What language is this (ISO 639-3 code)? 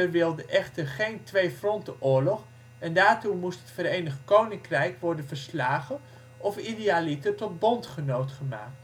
nld